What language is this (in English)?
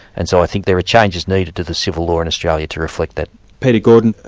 English